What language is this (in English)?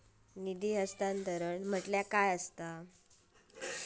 Marathi